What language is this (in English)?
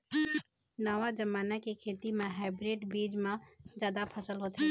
Chhattisgarhi